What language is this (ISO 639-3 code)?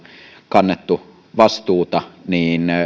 fin